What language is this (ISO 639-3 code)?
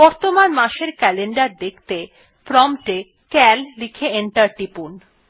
ben